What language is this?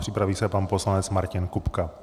Czech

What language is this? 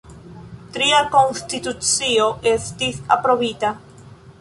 Esperanto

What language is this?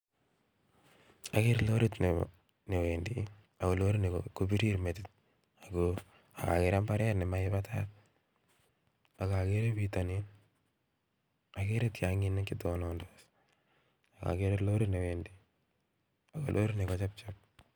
Kalenjin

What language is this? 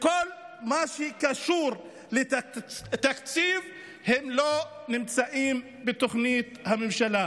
Hebrew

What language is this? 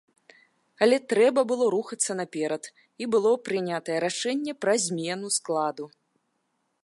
Belarusian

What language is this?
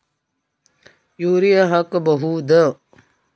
Kannada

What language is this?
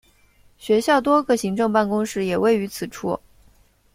Chinese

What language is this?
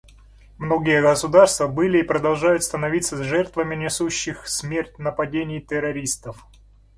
Russian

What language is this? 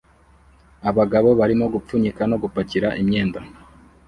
Kinyarwanda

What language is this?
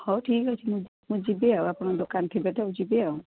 Odia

